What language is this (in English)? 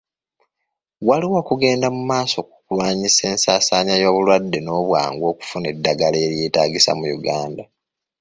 Ganda